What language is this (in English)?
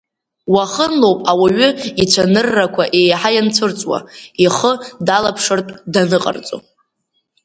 Abkhazian